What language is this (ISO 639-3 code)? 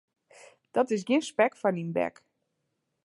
fry